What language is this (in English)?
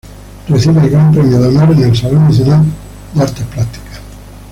Spanish